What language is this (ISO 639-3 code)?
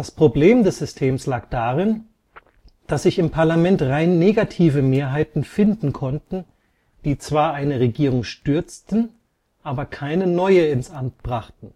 deu